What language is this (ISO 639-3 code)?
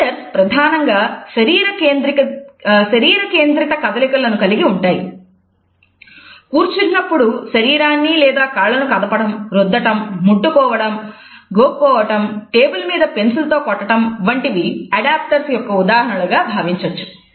tel